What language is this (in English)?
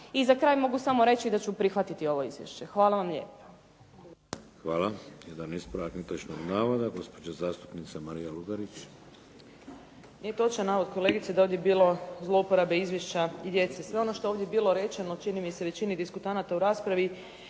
Croatian